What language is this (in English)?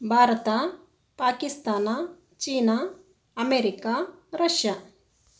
Kannada